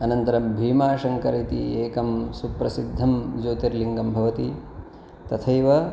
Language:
Sanskrit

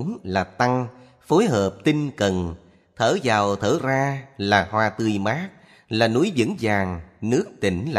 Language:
Vietnamese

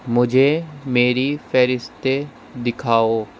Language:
Urdu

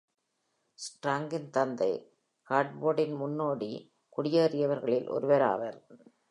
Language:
Tamil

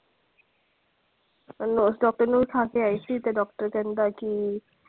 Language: Punjabi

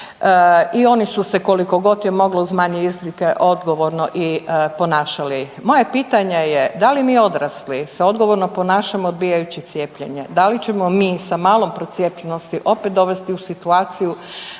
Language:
Croatian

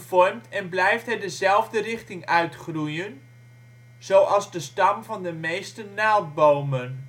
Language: Dutch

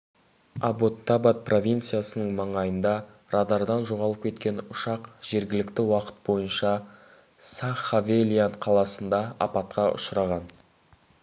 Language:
Kazakh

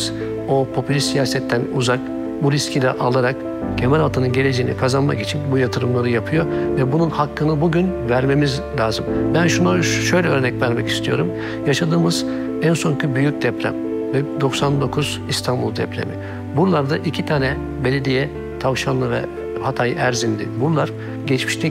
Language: Turkish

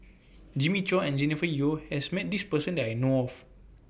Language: English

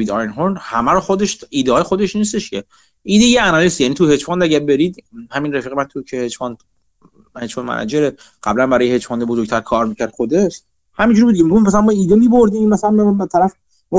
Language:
Persian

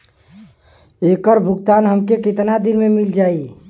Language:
Bhojpuri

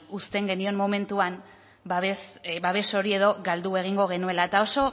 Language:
Basque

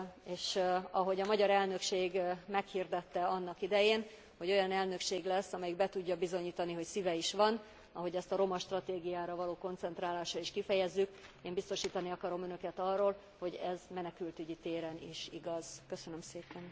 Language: Hungarian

